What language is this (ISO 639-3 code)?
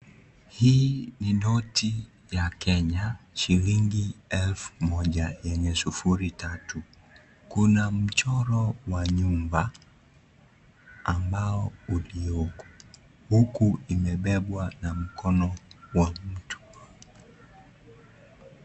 swa